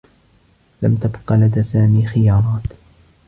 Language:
Arabic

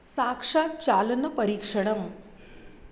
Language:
Sanskrit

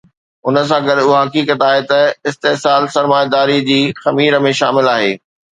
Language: Sindhi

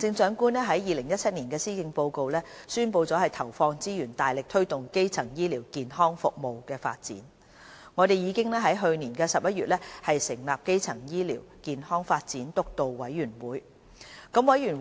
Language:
Cantonese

